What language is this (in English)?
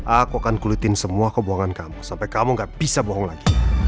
Indonesian